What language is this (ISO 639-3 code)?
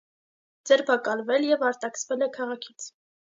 hye